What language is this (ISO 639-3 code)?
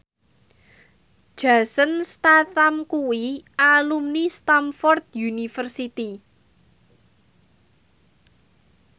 jav